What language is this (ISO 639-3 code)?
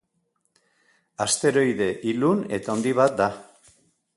eus